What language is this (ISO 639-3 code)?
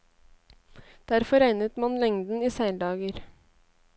nor